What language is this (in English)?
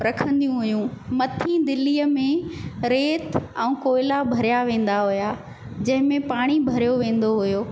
Sindhi